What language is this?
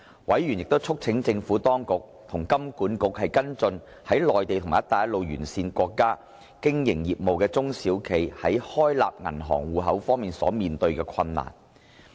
Cantonese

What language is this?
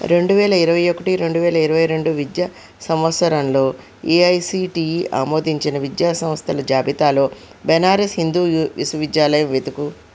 Telugu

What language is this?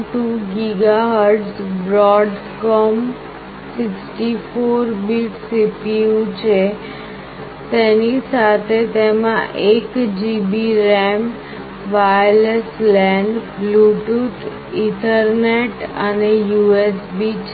Gujarati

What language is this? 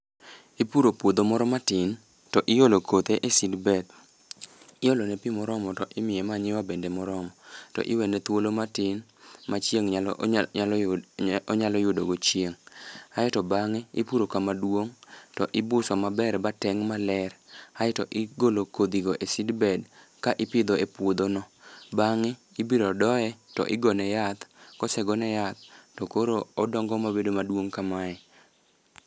Luo (Kenya and Tanzania)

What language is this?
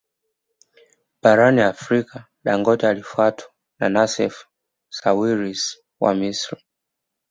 Swahili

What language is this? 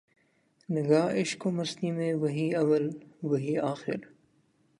Urdu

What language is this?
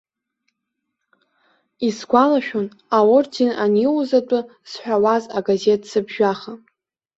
Abkhazian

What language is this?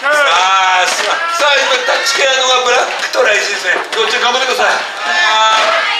Japanese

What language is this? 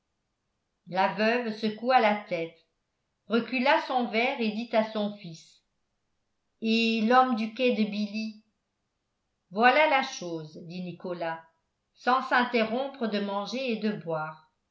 French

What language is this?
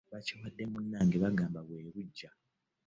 Ganda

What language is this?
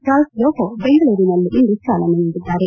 Kannada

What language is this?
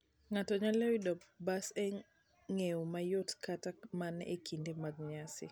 Luo (Kenya and Tanzania)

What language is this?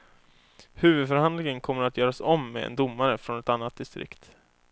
Swedish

